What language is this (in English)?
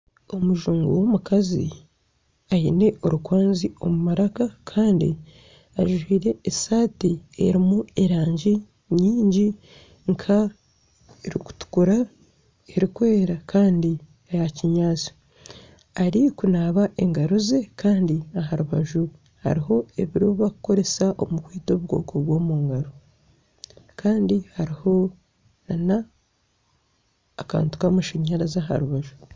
Nyankole